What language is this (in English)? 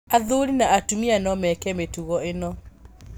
Kikuyu